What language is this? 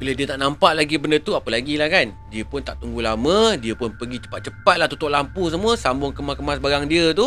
Malay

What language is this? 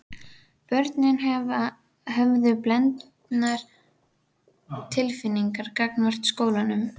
Icelandic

